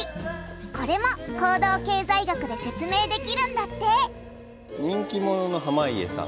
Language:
Japanese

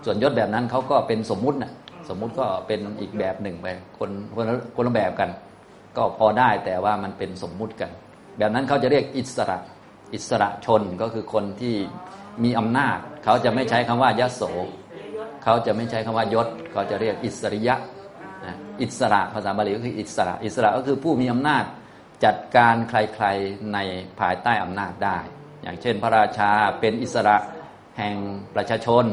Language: Thai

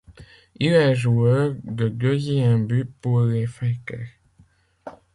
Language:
French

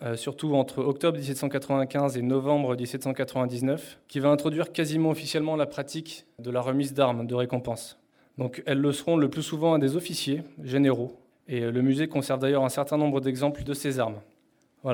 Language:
French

